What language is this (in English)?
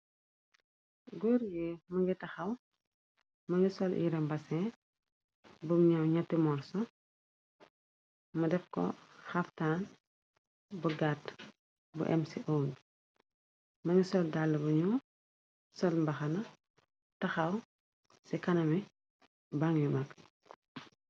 Wolof